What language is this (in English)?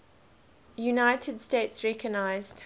English